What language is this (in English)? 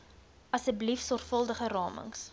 Afrikaans